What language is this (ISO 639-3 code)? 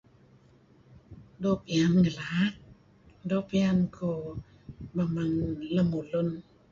kzi